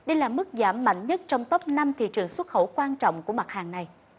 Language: Vietnamese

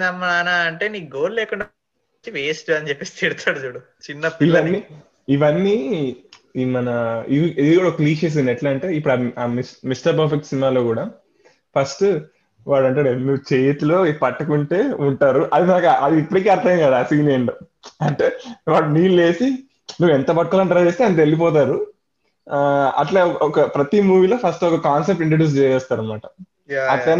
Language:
Telugu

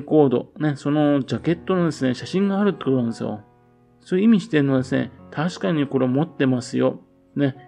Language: Japanese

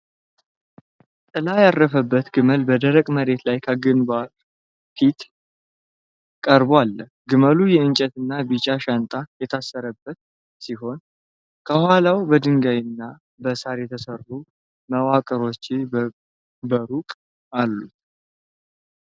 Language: Amharic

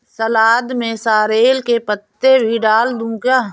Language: Hindi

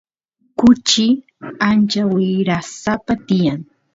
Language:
Santiago del Estero Quichua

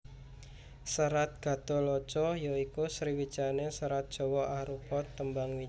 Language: Javanese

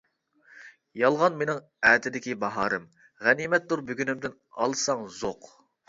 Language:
Uyghur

